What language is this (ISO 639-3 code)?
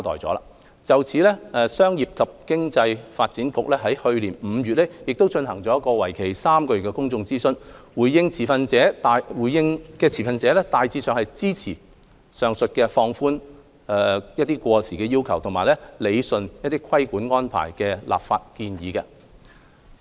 yue